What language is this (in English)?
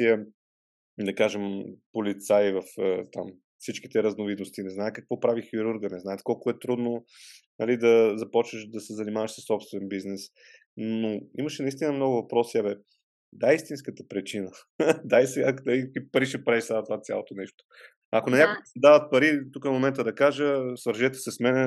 Bulgarian